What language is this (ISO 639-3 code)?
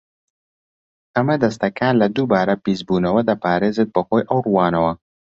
ckb